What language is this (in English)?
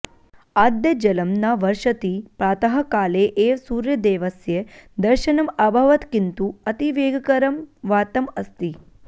Sanskrit